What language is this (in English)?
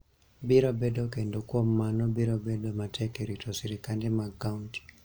Luo (Kenya and Tanzania)